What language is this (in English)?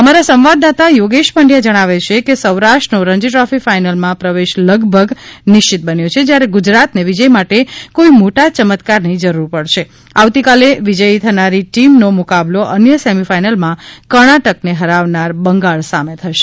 Gujarati